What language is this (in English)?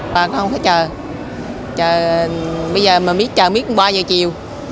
Vietnamese